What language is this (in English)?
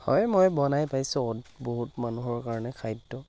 Assamese